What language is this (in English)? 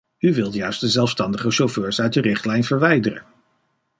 Dutch